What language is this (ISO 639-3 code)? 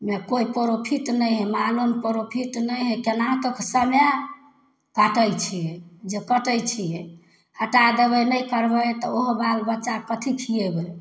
mai